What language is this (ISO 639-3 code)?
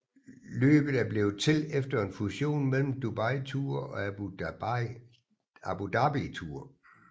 dan